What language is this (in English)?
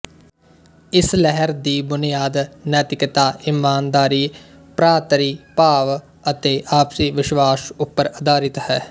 Punjabi